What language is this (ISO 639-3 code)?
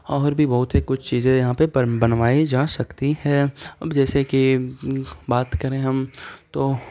urd